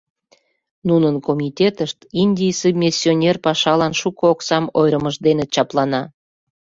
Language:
Mari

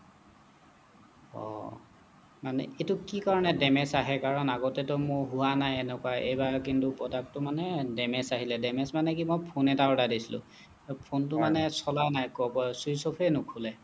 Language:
Assamese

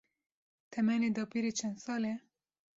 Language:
Kurdish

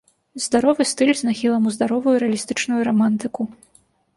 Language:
Belarusian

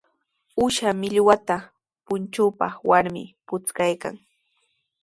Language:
Sihuas Ancash Quechua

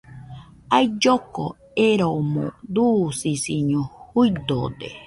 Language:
Nüpode Huitoto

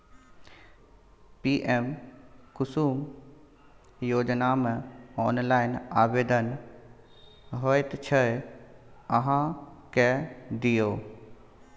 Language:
Maithili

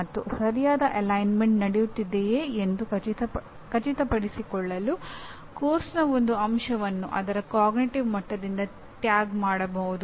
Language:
Kannada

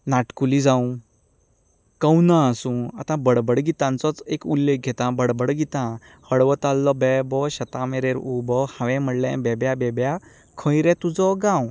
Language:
Konkani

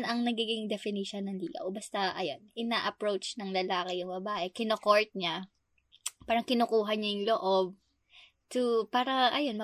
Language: Filipino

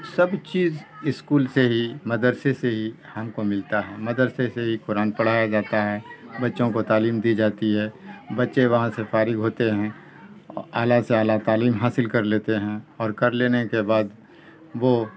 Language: Urdu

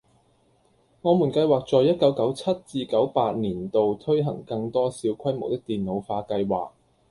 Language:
Cantonese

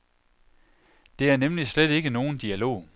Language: Danish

